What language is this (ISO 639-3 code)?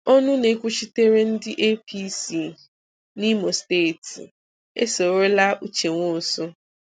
ibo